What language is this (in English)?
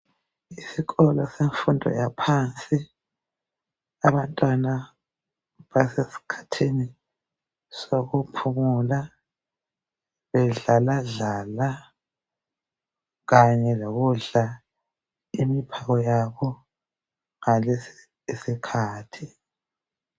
North Ndebele